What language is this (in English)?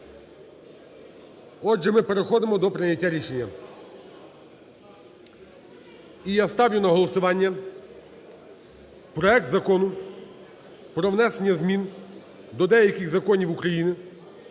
Ukrainian